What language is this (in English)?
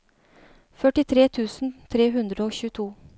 Norwegian